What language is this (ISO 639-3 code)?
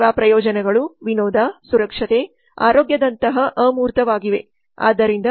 kan